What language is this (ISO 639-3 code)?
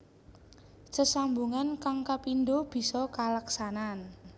jav